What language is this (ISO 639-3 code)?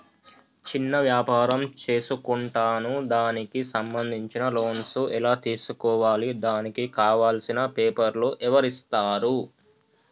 tel